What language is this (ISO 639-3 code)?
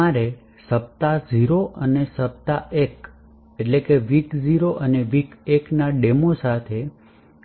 guj